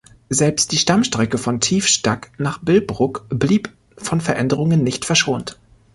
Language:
German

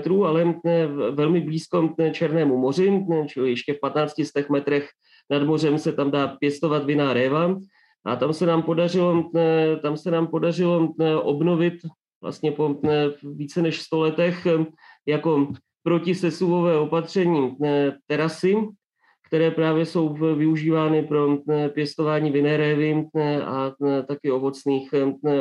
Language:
Czech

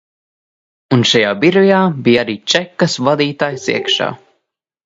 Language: Latvian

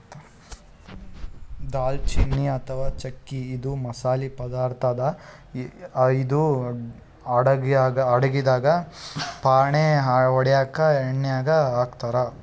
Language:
Kannada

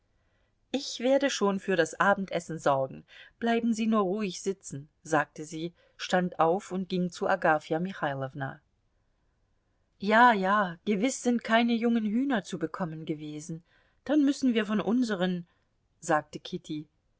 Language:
German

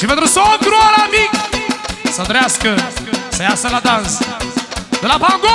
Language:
Romanian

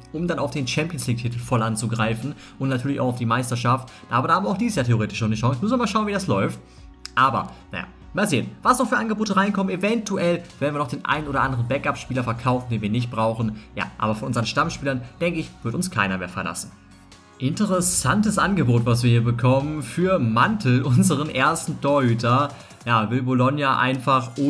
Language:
German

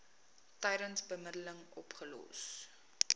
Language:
Afrikaans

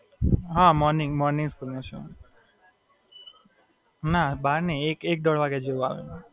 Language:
Gujarati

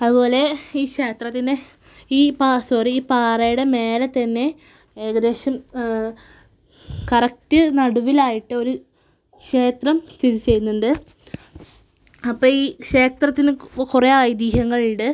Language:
Malayalam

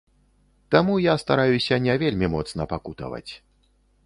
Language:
Belarusian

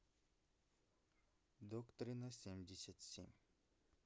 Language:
Russian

